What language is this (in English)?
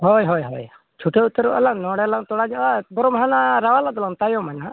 Santali